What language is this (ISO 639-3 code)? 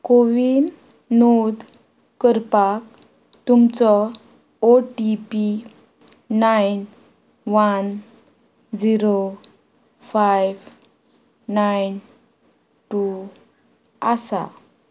kok